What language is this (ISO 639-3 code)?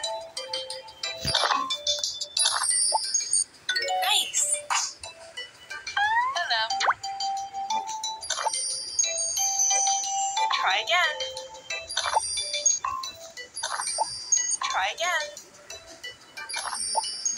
eng